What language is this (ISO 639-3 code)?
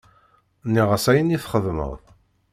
kab